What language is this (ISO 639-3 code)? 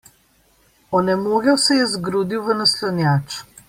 slv